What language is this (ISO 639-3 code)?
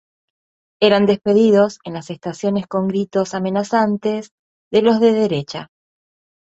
spa